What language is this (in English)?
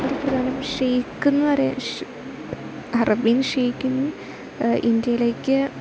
Malayalam